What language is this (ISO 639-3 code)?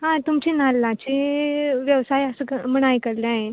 kok